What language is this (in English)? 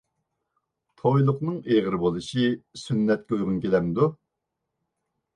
Uyghur